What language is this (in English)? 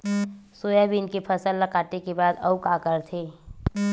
Chhattisgarhi